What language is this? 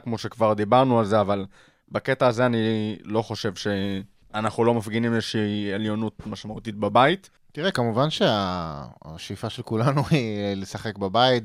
Hebrew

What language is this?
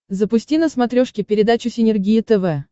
Russian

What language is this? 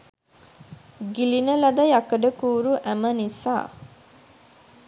Sinhala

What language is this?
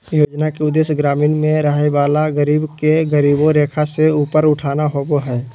Magahi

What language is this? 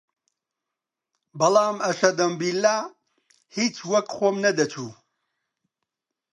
Central Kurdish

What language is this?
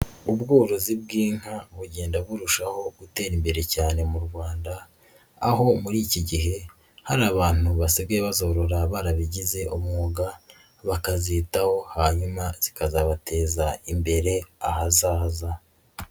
Kinyarwanda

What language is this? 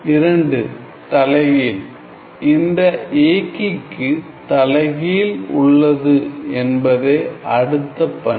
Tamil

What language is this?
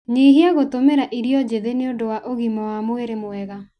Kikuyu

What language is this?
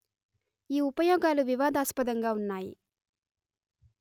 Telugu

